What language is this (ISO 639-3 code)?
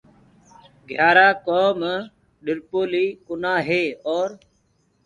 ggg